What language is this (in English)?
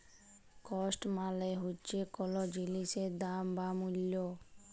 Bangla